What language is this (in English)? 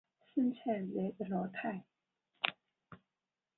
Chinese